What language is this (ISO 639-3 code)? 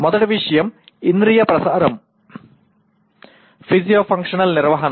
tel